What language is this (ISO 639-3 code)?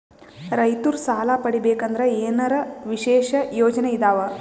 kan